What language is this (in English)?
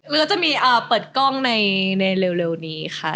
Thai